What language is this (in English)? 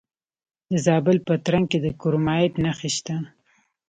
Pashto